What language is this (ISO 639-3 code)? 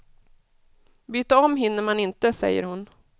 swe